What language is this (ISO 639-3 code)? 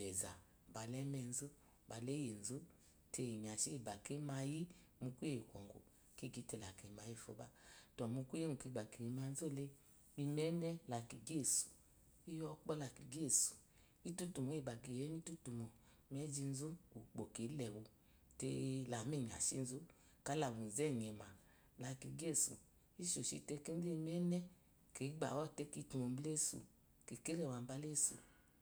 afo